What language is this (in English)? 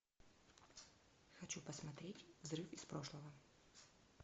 Russian